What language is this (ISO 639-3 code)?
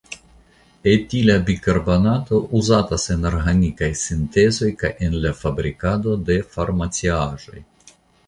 epo